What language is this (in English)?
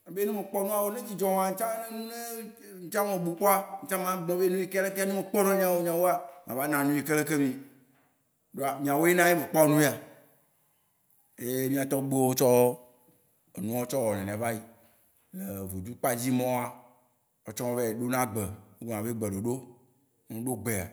Waci Gbe